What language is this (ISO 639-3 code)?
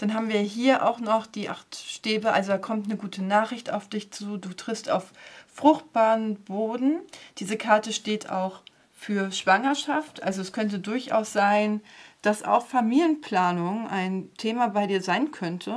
deu